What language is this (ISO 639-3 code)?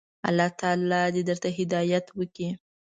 pus